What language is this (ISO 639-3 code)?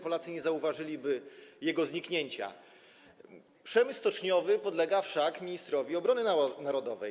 pol